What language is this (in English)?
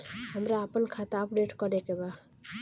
Bhojpuri